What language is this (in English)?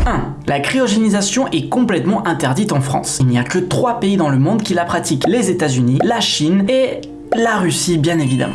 French